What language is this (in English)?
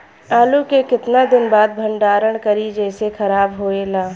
Bhojpuri